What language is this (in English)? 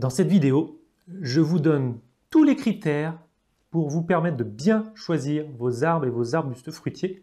French